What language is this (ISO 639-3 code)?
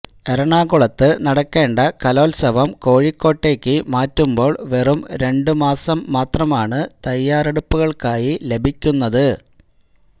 mal